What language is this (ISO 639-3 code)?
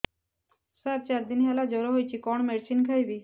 ori